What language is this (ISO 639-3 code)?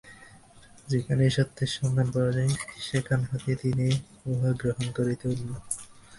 ben